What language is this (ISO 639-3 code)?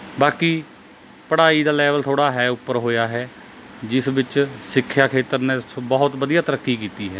pan